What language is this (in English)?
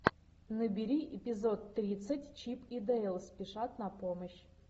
Russian